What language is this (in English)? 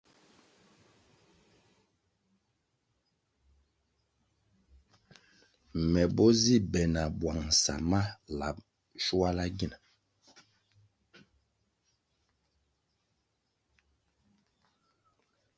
Kwasio